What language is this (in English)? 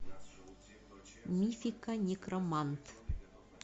Russian